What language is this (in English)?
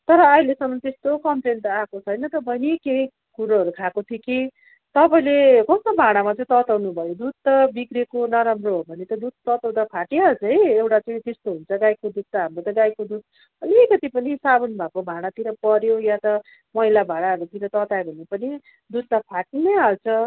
Nepali